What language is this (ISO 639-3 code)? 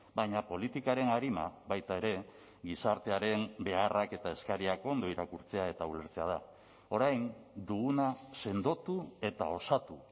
eus